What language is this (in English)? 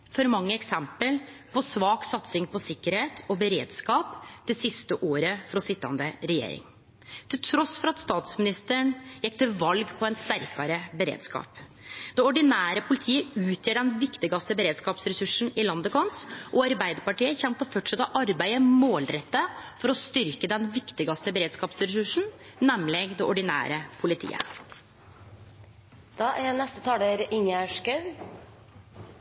Norwegian Nynorsk